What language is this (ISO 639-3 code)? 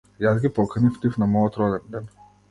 mkd